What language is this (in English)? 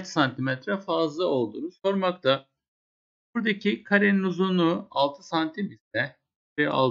Turkish